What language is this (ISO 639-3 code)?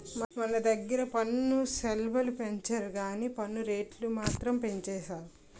tel